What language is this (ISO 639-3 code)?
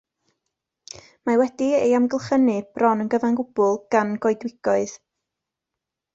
cym